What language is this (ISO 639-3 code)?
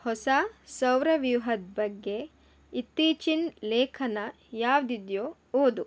kan